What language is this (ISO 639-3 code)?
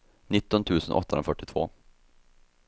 swe